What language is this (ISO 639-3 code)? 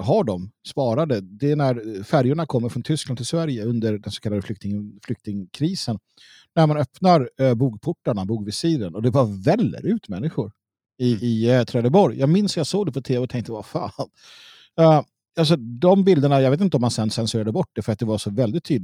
swe